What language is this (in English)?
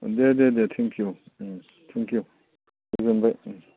Bodo